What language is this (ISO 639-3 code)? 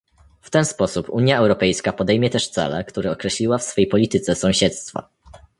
pol